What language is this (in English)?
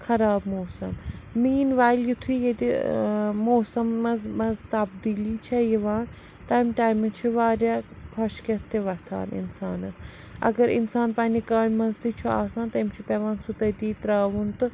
Kashmiri